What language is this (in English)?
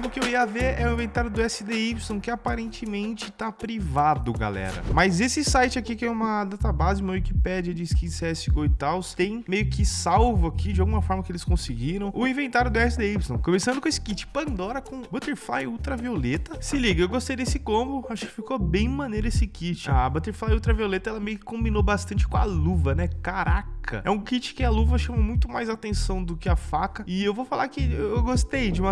Portuguese